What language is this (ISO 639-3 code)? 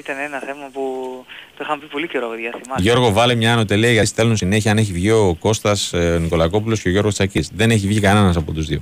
ell